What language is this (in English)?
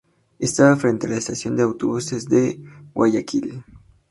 Spanish